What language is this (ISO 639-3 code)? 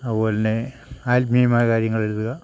mal